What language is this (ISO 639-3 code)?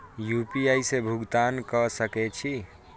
mai